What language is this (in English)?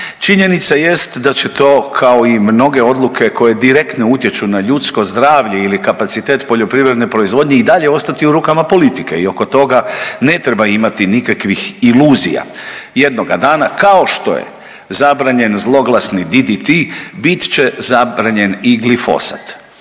Croatian